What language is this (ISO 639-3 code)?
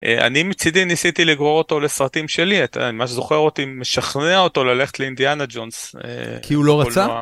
heb